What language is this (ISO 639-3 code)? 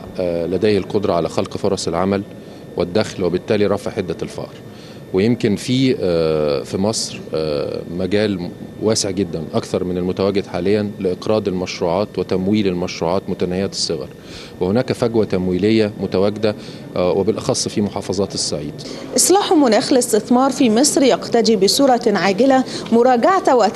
ara